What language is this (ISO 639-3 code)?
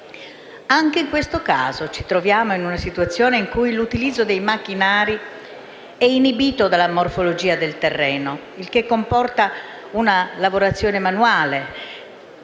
ita